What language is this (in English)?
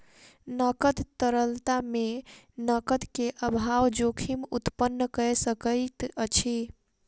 Maithili